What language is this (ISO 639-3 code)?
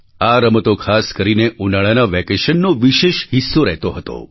guj